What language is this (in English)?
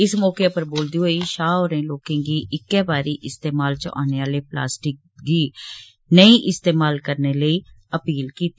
Dogri